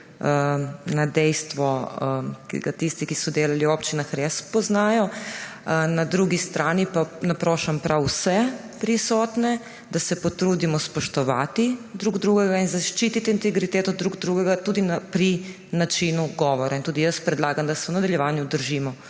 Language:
Slovenian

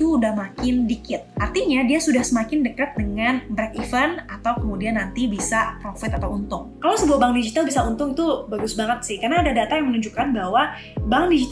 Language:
Indonesian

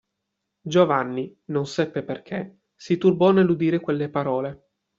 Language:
Italian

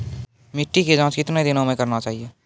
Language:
Maithili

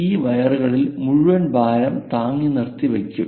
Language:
Malayalam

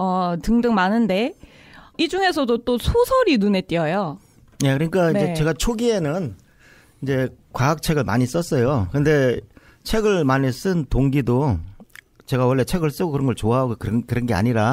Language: Korean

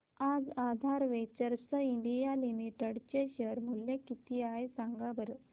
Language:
Marathi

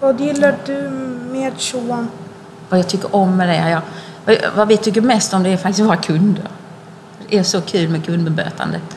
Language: Swedish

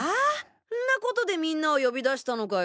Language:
Japanese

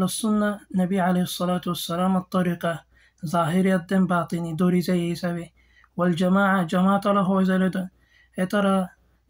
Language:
Arabic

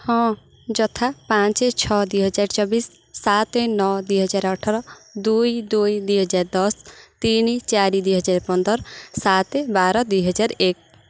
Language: Odia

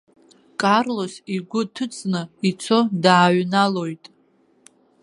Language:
Abkhazian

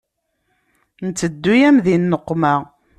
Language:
Kabyle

